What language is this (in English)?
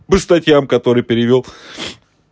Russian